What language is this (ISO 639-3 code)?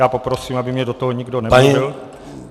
ces